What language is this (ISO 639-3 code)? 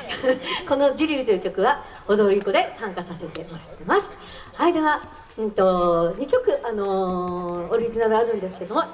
jpn